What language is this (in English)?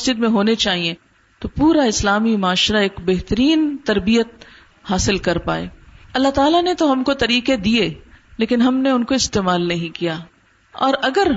Urdu